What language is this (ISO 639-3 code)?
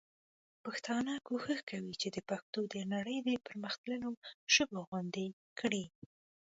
pus